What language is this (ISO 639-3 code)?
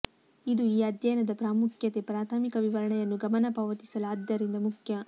kan